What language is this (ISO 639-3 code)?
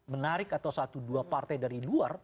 ind